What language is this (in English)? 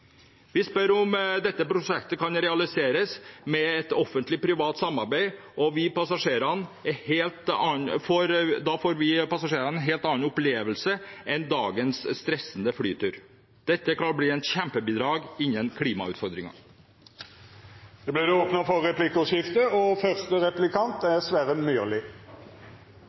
Norwegian